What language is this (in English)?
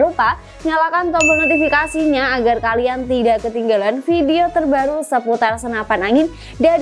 Indonesian